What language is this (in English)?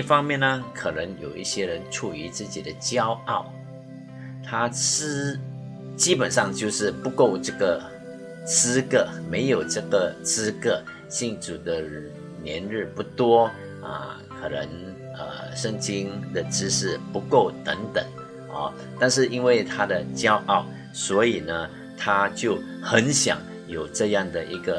Chinese